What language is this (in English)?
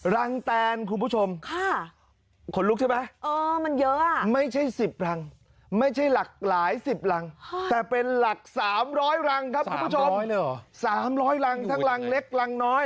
Thai